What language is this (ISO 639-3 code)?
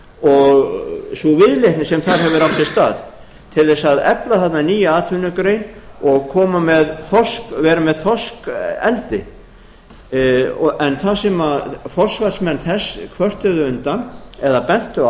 isl